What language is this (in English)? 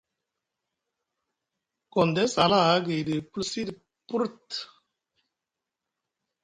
Musgu